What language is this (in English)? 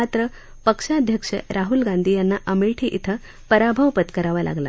Marathi